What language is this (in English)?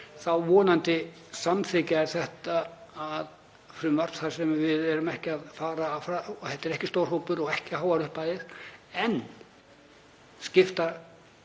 Icelandic